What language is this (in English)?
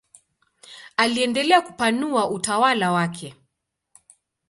Swahili